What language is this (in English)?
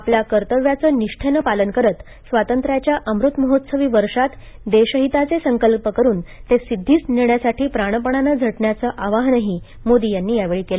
Marathi